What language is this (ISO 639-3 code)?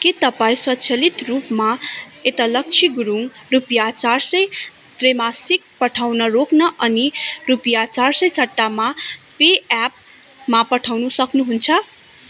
nep